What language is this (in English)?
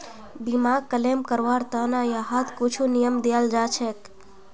Magahi